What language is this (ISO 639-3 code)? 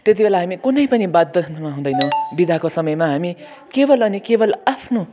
nep